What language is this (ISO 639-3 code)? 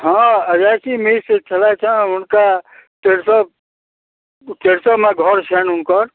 mai